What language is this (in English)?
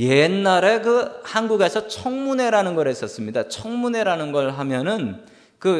Korean